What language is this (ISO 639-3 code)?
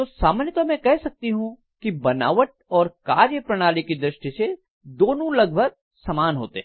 hin